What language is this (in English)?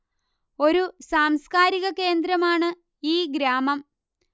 Malayalam